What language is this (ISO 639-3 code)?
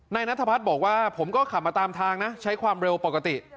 tha